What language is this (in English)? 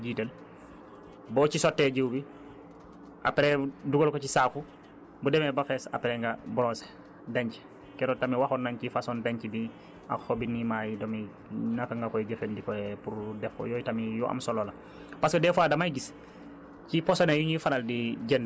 Wolof